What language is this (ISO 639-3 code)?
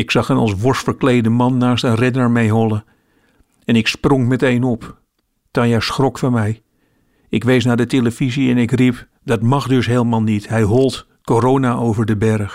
nld